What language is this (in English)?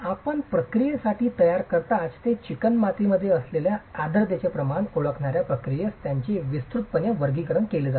Marathi